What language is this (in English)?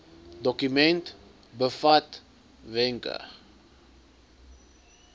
Afrikaans